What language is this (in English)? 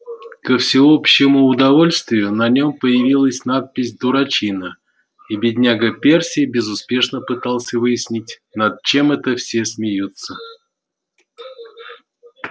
Russian